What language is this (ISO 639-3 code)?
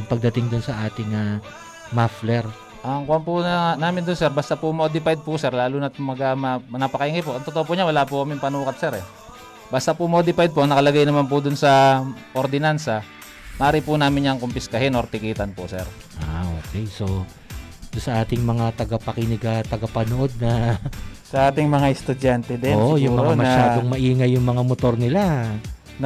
fil